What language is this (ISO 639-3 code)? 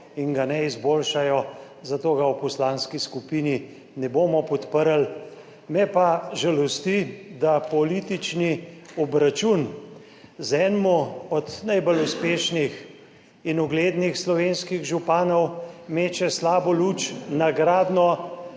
slv